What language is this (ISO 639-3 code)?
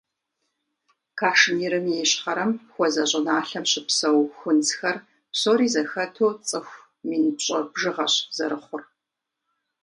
kbd